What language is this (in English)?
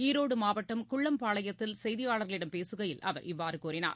Tamil